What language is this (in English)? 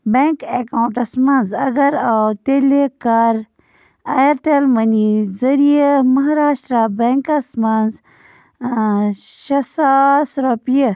Kashmiri